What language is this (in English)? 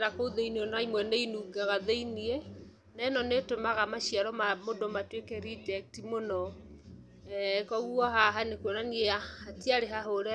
Kikuyu